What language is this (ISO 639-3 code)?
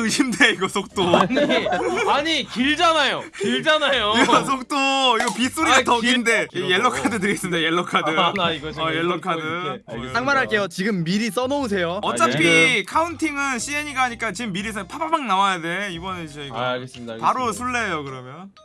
kor